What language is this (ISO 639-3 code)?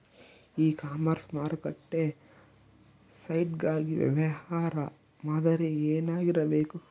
kan